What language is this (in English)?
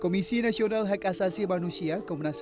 Indonesian